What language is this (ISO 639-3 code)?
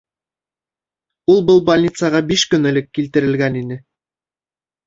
bak